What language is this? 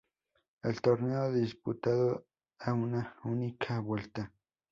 Spanish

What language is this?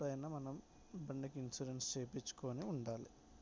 Telugu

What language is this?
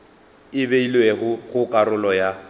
Northern Sotho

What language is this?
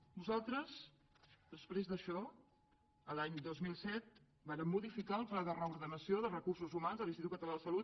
Catalan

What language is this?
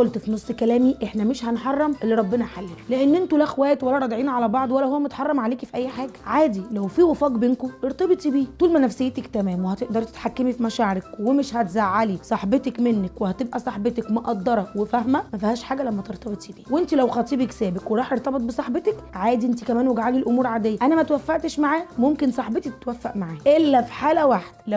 Arabic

